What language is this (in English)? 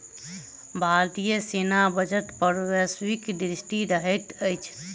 Maithili